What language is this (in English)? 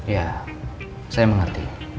Indonesian